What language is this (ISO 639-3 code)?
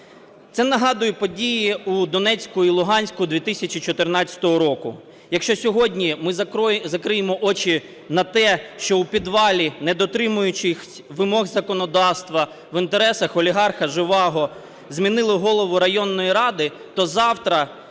ukr